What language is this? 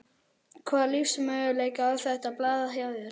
Icelandic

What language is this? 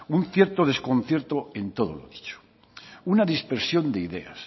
Spanish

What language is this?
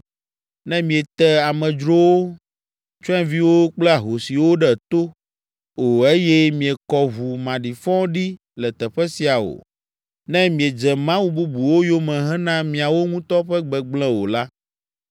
Ewe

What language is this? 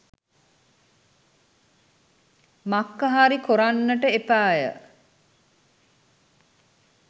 Sinhala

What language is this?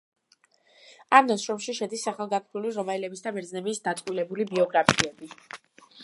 Georgian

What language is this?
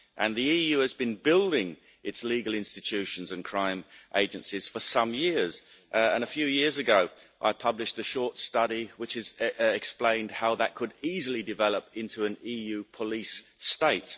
English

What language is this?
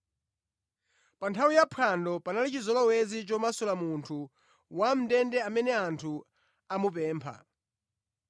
Nyanja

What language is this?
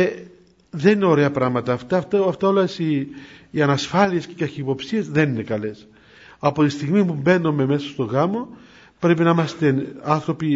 Greek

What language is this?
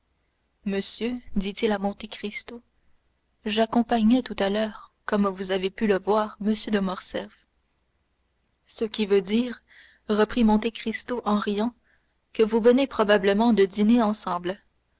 French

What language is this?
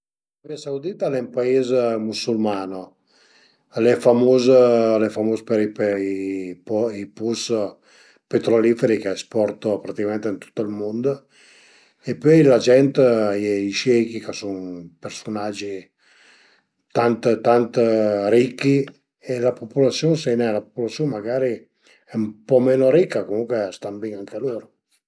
Piedmontese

